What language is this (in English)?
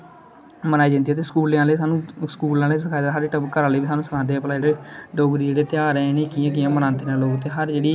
Dogri